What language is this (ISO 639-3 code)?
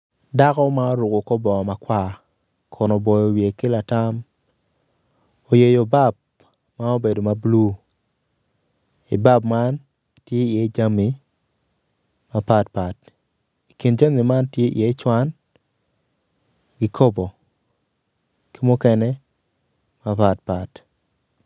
ach